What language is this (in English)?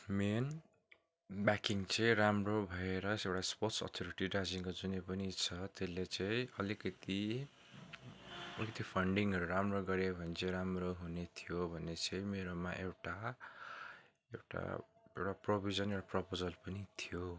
Nepali